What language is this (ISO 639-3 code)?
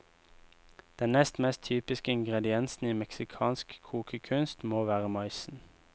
nor